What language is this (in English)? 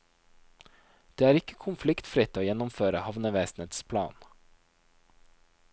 Norwegian